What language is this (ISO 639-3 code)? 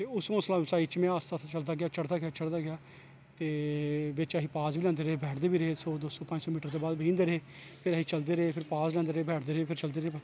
doi